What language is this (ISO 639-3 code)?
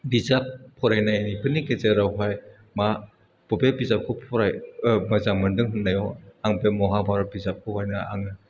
brx